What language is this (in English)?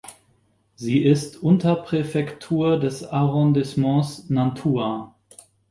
German